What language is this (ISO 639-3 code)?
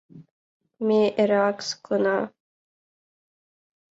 chm